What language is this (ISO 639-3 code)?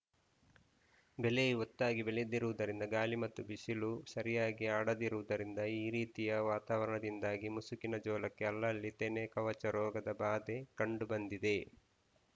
kan